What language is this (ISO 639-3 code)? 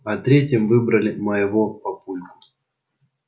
rus